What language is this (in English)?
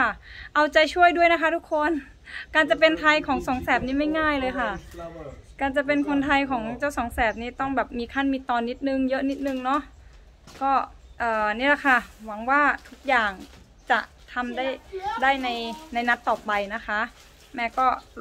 Thai